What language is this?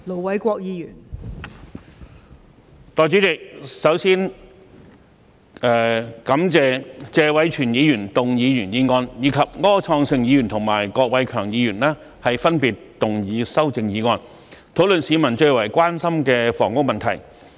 Cantonese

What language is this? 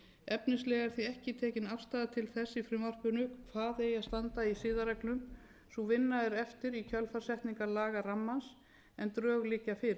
Icelandic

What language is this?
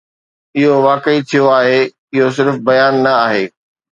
Sindhi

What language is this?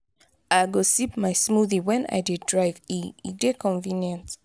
Nigerian Pidgin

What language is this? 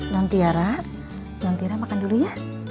Indonesian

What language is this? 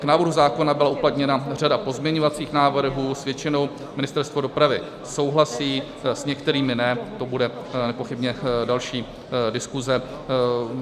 Czech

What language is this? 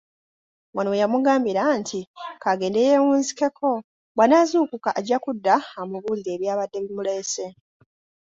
Ganda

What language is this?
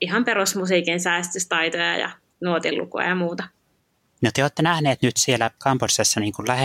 Finnish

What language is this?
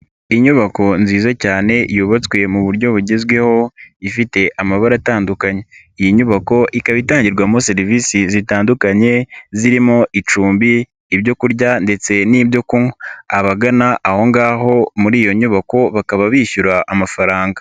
Kinyarwanda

